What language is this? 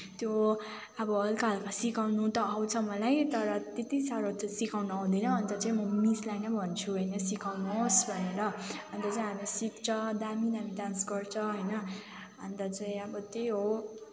Nepali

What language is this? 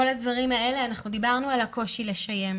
Hebrew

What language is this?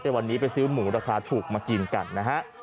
Thai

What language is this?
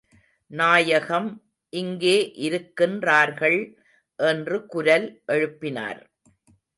Tamil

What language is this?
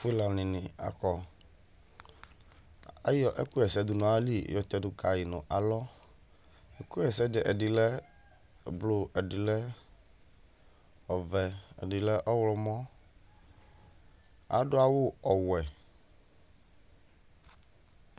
Ikposo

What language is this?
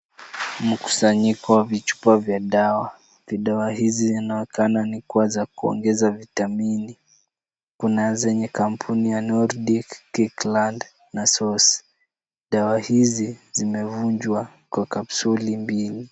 Swahili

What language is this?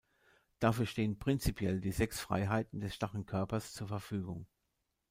German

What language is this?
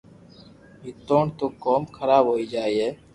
Loarki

